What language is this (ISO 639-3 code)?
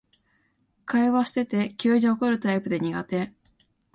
jpn